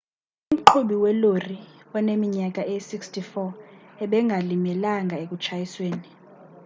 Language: Xhosa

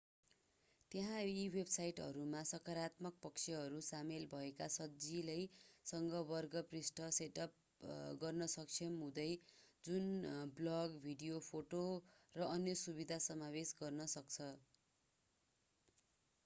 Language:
Nepali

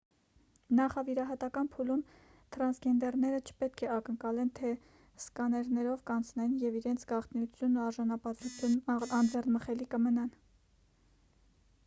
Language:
Armenian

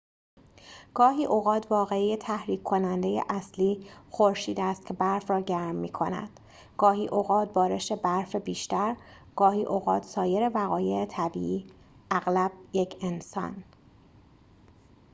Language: Persian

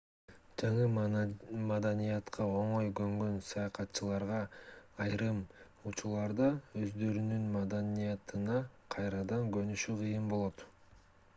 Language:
Kyrgyz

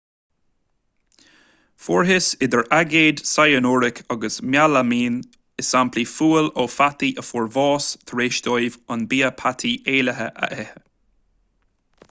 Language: Irish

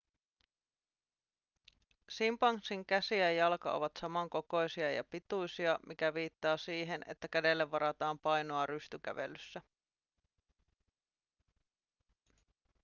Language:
Finnish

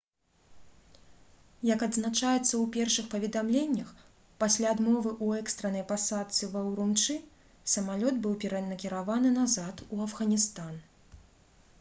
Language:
Belarusian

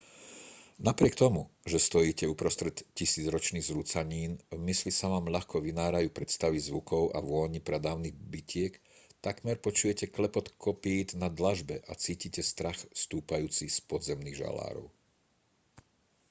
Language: Slovak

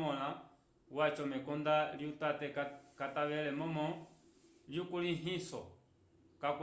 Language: Umbundu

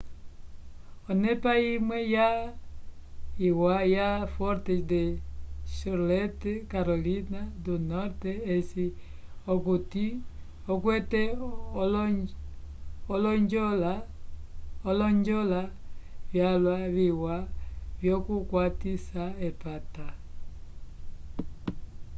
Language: Umbundu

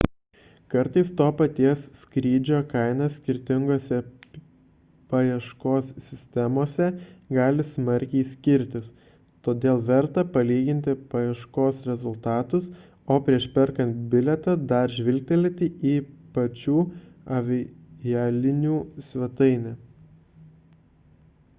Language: Lithuanian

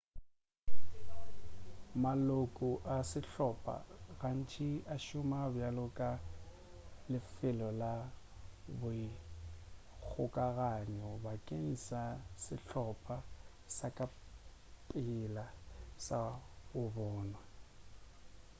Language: Northern Sotho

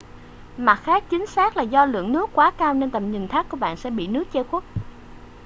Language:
Vietnamese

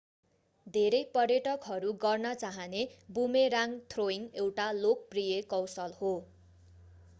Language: Nepali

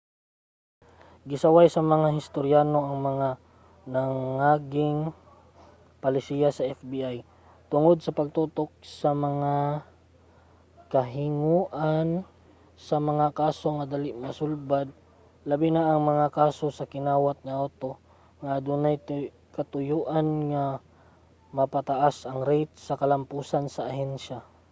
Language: Cebuano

